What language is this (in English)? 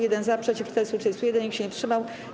Polish